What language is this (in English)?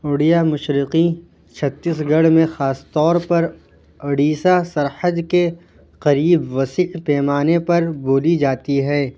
Urdu